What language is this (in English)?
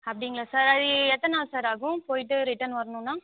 Tamil